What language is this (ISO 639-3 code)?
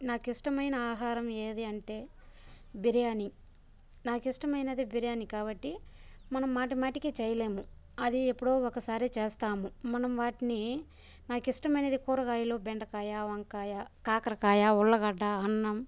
tel